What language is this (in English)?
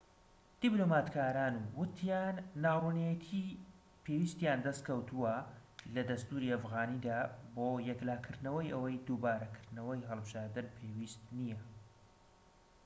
Central Kurdish